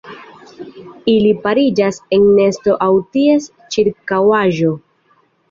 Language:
Esperanto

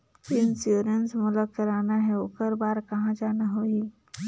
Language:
Chhattisgarhi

